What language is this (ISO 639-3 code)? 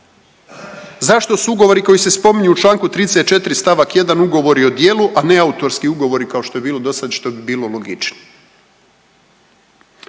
hrv